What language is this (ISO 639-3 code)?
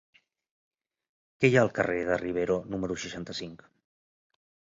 cat